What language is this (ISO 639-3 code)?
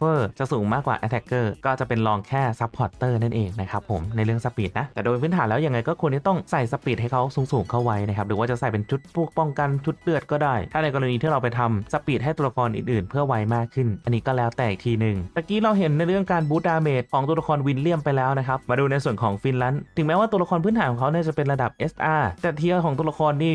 tha